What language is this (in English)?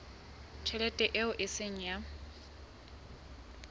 Southern Sotho